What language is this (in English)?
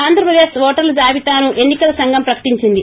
Telugu